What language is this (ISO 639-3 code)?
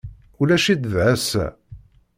kab